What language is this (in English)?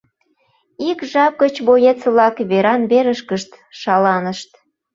Mari